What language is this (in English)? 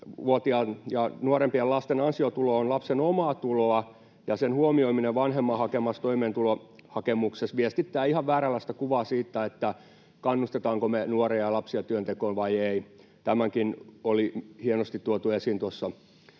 Finnish